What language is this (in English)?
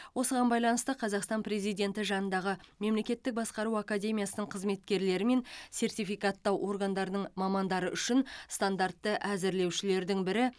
Kazakh